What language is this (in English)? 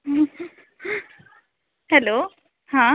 Konkani